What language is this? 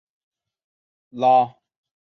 Chinese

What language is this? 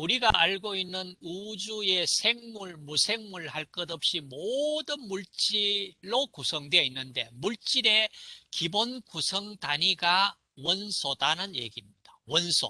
Korean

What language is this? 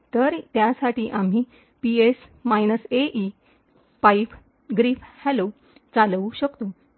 Marathi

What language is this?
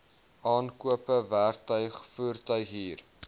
Afrikaans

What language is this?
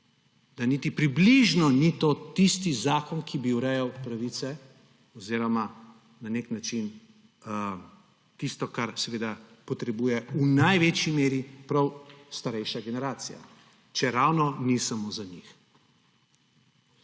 Slovenian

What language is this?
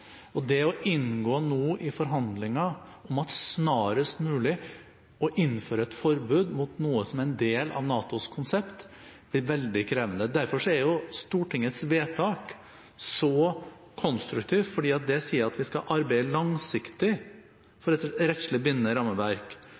Norwegian Bokmål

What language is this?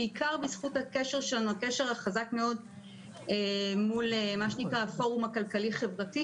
Hebrew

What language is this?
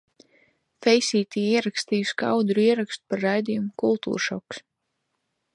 Latvian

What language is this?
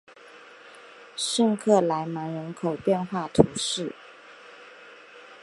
Chinese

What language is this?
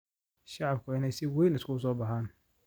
Somali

